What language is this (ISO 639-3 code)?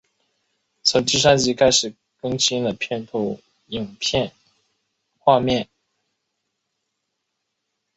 zho